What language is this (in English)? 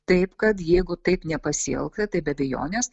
Lithuanian